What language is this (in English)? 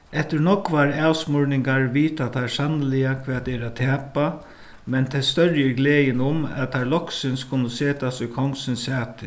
Faroese